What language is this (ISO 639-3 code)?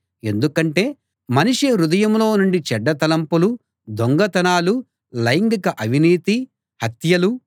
tel